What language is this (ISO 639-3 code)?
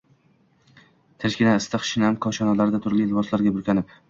uzb